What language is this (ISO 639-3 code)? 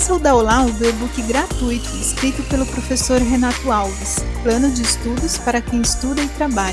por